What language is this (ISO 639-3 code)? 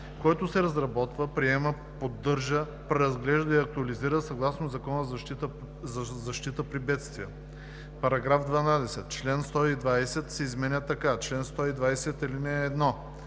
bul